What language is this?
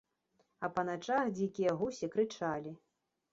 Belarusian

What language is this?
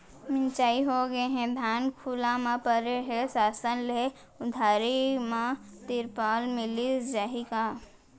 Chhattisgarhi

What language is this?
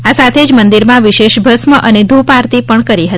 Gujarati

